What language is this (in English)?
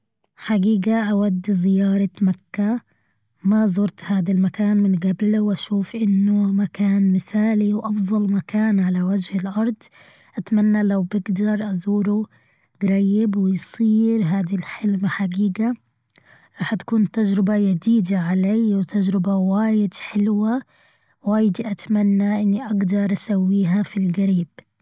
Gulf Arabic